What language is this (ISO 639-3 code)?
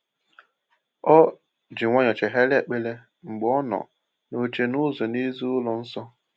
ibo